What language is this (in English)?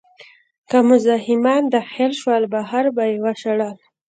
Pashto